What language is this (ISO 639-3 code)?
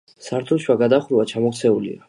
kat